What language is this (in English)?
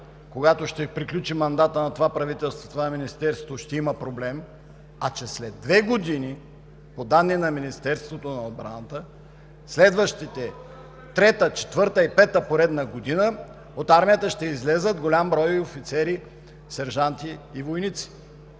Bulgarian